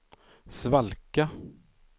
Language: Swedish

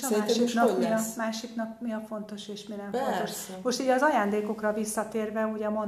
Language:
Hungarian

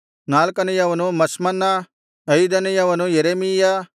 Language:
Kannada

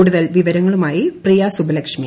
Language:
Malayalam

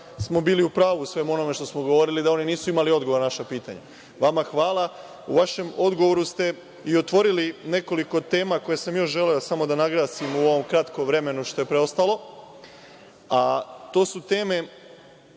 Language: Serbian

